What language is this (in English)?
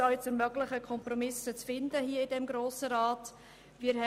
Swiss German